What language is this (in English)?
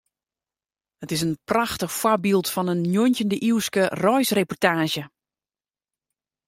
Western Frisian